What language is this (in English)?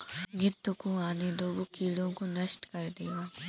Hindi